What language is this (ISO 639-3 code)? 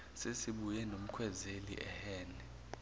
zul